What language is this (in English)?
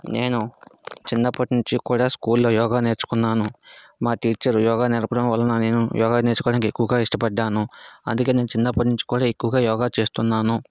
Telugu